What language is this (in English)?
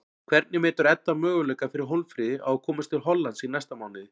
Icelandic